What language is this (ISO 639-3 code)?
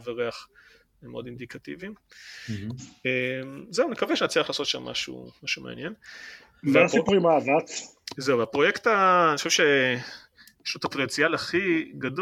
heb